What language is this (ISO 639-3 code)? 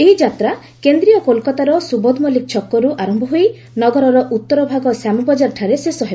ori